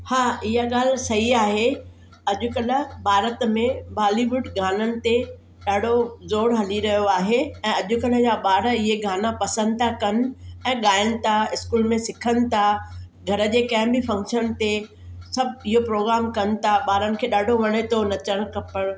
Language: Sindhi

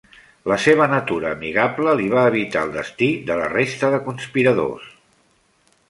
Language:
Catalan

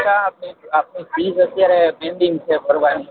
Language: Gujarati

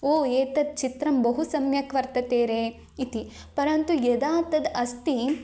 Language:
Sanskrit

